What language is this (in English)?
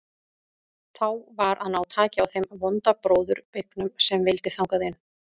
Icelandic